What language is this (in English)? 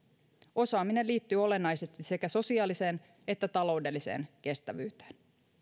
Finnish